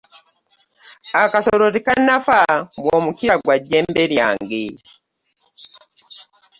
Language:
Ganda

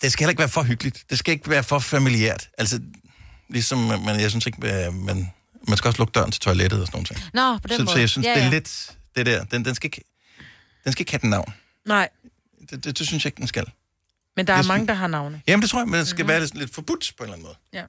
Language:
Danish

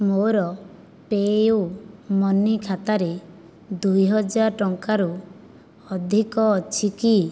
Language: Odia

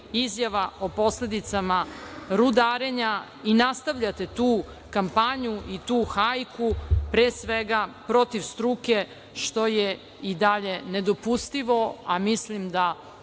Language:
Serbian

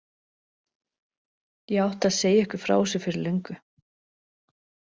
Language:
Icelandic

